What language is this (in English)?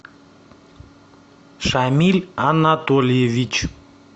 Russian